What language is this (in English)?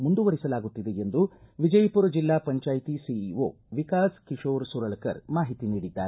Kannada